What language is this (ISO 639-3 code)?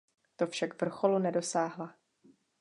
ces